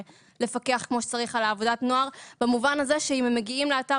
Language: Hebrew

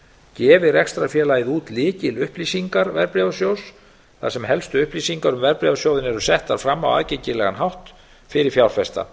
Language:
Icelandic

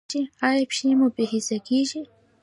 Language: Pashto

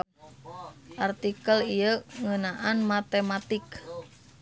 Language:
Sundanese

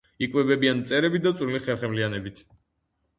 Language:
Georgian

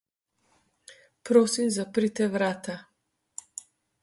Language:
Slovenian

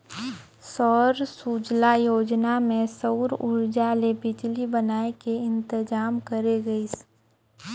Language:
Chhattisgarhi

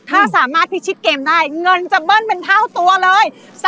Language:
Thai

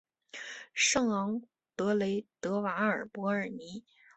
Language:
Chinese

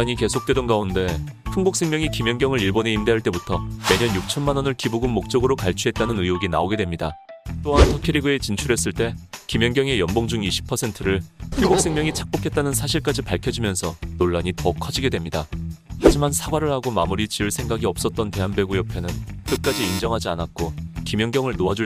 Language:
Korean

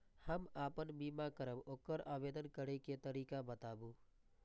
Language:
Maithili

